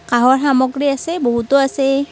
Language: Assamese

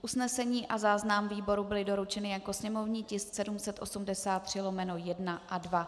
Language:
Czech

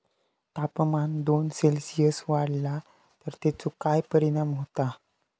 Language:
Marathi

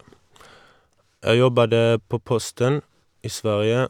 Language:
Norwegian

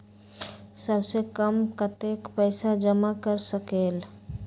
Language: Magahi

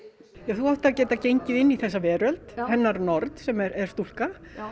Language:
Icelandic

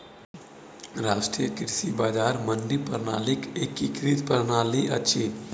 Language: Maithili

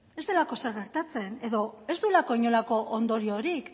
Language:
Basque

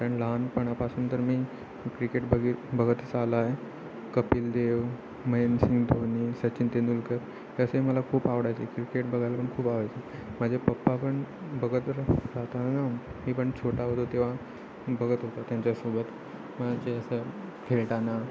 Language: Marathi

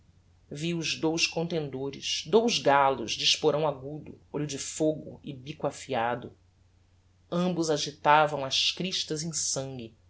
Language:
Portuguese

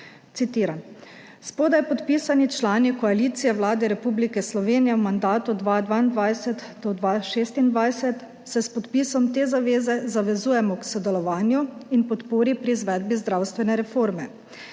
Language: Slovenian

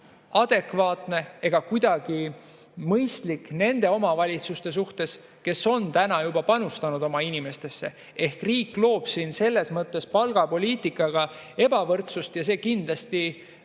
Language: Estonian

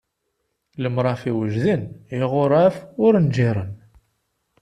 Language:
Kabyle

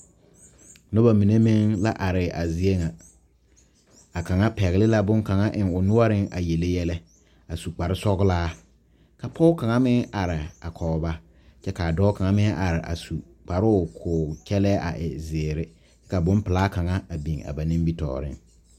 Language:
Southern Dagaare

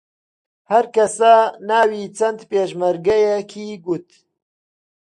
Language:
Central Kurdish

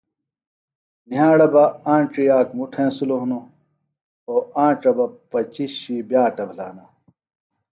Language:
Phalura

